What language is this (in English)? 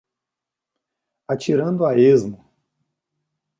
Portuguese